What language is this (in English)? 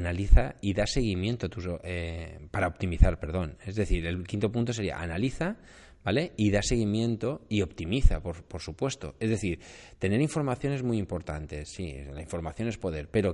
Spanish